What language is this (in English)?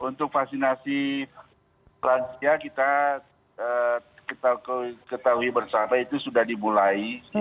Indonesian